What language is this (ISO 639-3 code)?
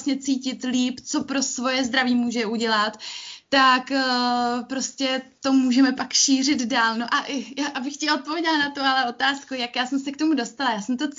ces